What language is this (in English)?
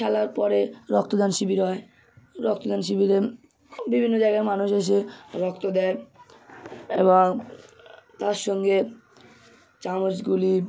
Bangla